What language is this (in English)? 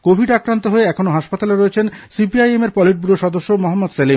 Bangla